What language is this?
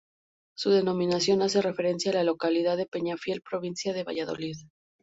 Spanish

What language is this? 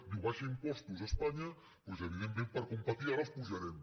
Catalan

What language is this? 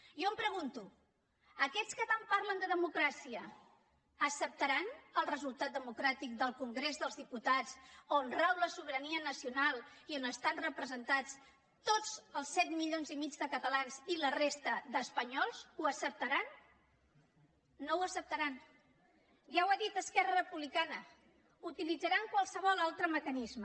Catalan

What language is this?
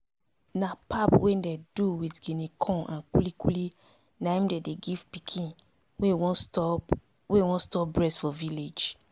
Nigerian Pidgin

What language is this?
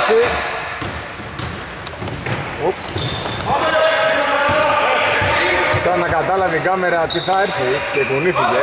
Greek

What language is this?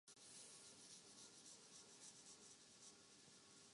Urdu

